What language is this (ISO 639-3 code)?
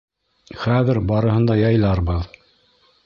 bak